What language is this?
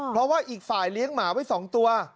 Thai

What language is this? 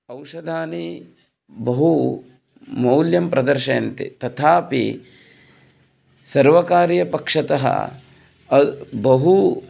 Sanskrit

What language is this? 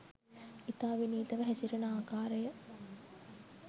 Sinhala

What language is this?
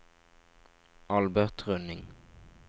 Norwegian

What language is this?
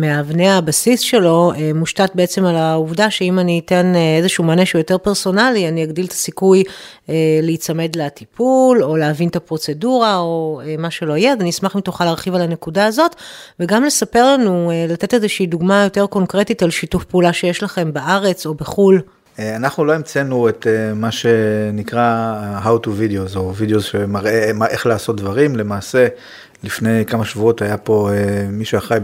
Hebrew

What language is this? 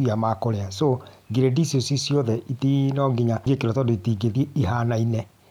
Kikuyu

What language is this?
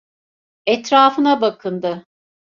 Turkish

